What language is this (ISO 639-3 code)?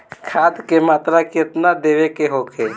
bho